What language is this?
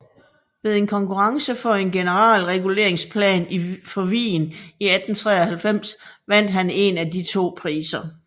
Danish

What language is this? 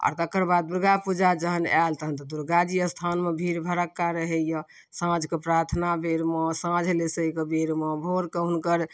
Maithili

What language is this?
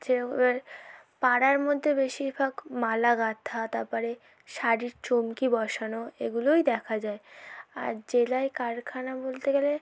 Bangla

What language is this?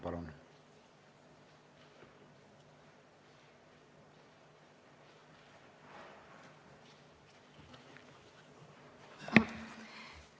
Estonian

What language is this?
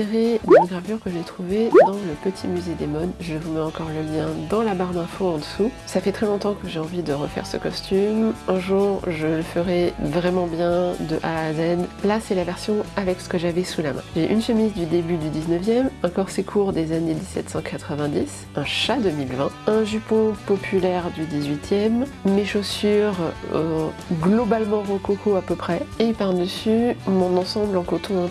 French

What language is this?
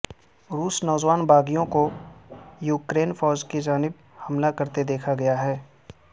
Urdu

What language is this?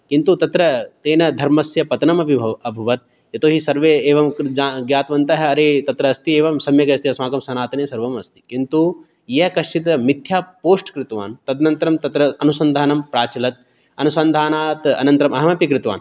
Sanskrit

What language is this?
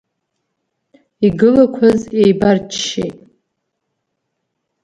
Abkhazian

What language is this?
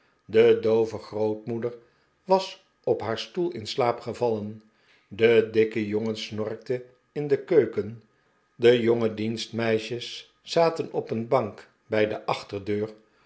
Dutch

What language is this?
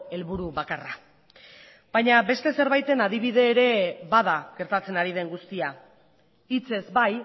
Basque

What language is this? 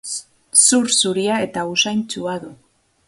Basque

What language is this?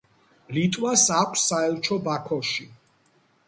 Georgian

